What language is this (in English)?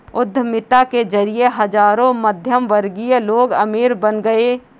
Hindi